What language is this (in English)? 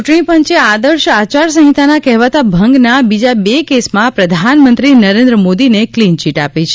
Gujarati